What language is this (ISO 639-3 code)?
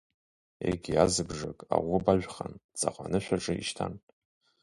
abk